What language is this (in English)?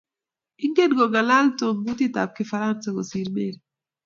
Kalenjin